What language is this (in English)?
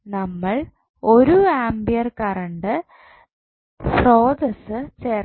Malayalam